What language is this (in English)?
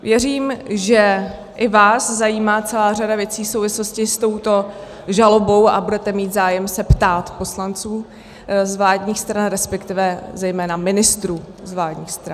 Czech